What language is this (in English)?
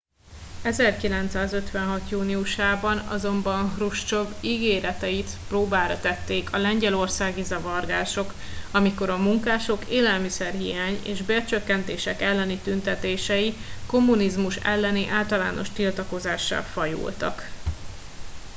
Hungarian